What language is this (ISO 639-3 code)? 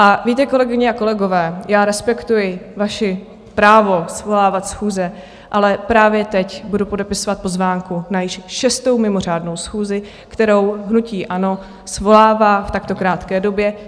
ces